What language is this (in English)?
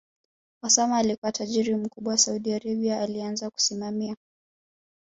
Swahili